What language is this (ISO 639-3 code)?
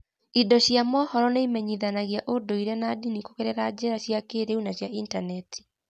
kik